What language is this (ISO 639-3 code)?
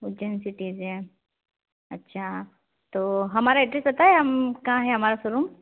hin